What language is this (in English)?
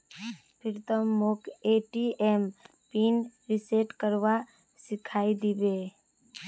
Magahi